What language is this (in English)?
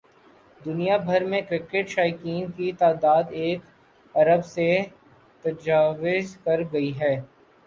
Urdu